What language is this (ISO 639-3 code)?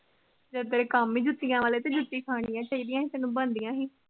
pan